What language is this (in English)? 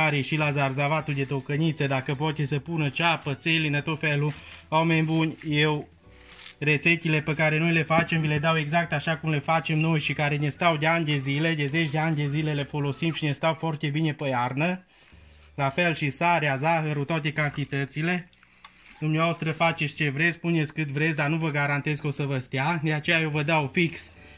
Romanian